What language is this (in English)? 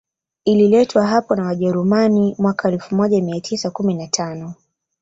Swahili